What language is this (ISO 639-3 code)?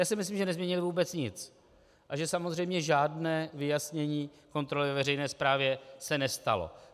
ces